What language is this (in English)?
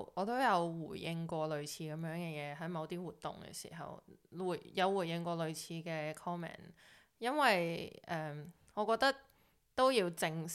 Chinese